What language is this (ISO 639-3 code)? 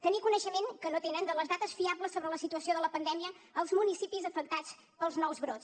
cat